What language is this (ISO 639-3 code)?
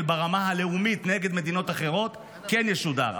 heb